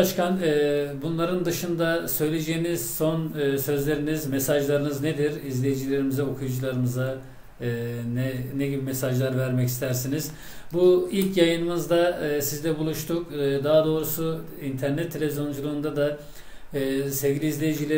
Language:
Turkish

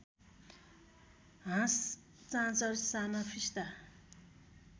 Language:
Nepali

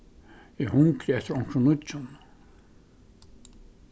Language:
Faroese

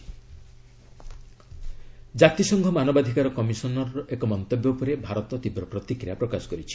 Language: Odia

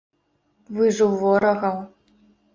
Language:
Belarusian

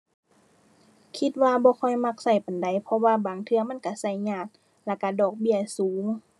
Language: Thai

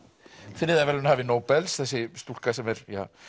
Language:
Icelandic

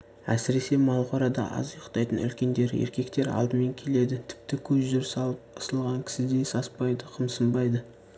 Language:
Kazakh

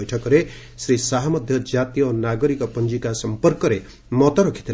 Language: Odia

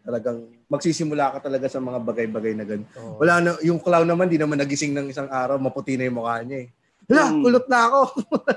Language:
Filipino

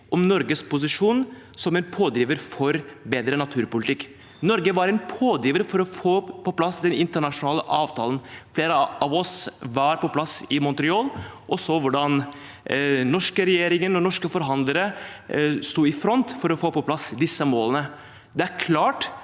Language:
Norwegian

